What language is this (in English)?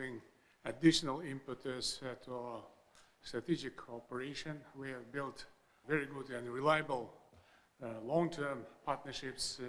English